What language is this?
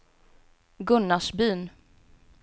Swedish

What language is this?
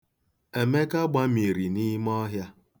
Igbo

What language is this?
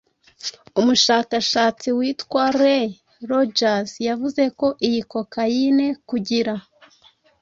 Kinyarwanda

